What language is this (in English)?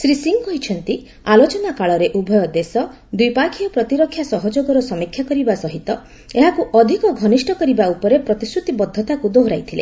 Odia